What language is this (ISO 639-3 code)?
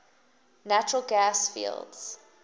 eng